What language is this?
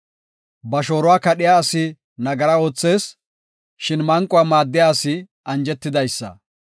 Gofa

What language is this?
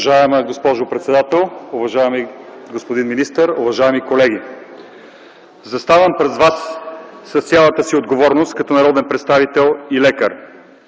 Bulgarian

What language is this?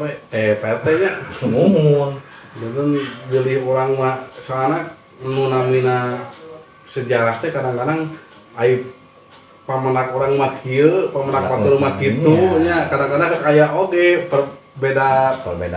Indonesian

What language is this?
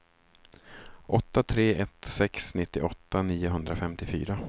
Swedish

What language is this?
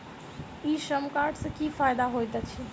Maithili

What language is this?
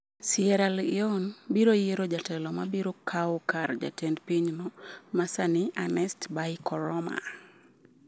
Luo (Kenya and Tanzania)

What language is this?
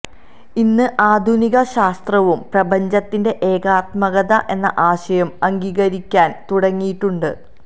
Malayalam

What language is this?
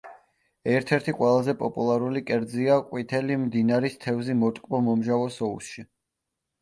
Georgian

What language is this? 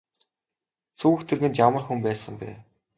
Mongolian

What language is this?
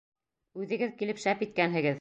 Bashkir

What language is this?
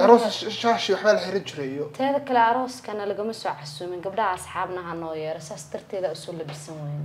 Arabic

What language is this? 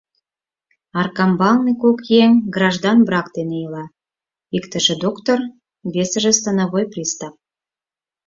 Mari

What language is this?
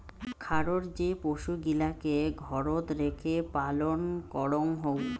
Bangla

